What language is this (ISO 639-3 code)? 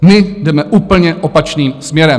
ces